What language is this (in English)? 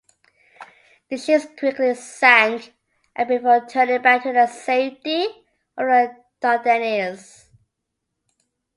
English